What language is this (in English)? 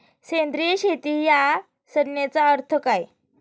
Marathi